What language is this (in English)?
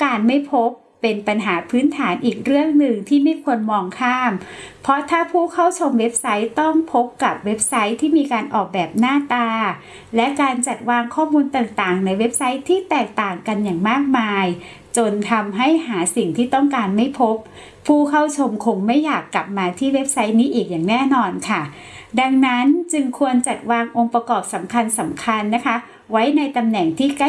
Thai